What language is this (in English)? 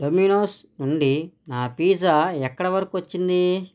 Telugu